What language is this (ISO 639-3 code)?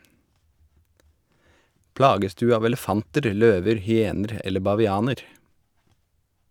nor